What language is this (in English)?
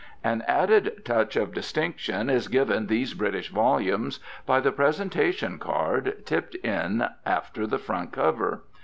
English